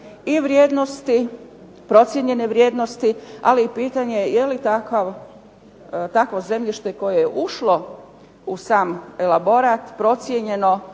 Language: Croatian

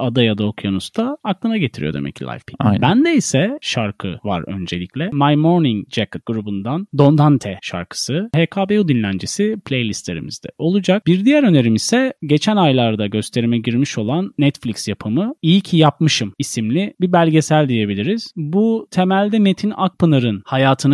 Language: Turkish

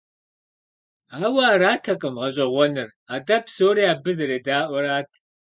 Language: Kabardian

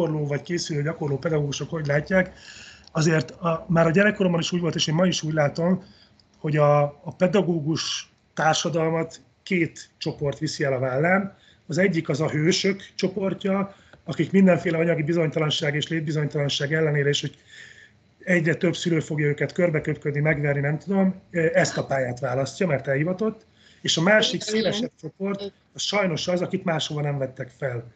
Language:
Hungarian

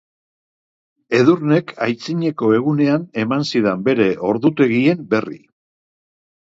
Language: Basque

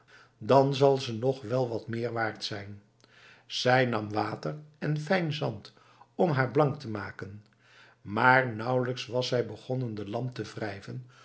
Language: Dutch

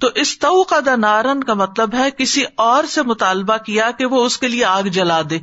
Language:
Urdu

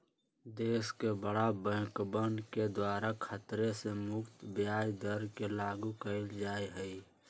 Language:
Magahi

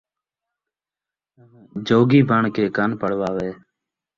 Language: Saraiki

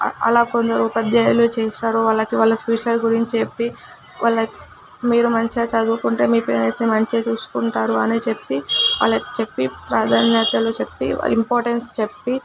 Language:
Telugu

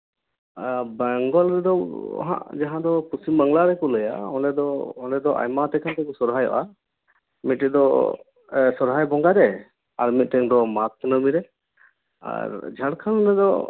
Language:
Santali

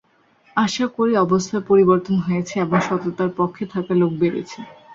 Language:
Bangla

